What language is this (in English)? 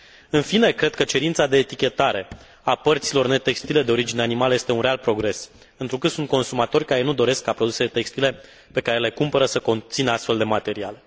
Romanian